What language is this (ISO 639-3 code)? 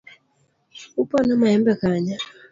luo